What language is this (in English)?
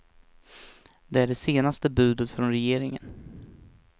Swedish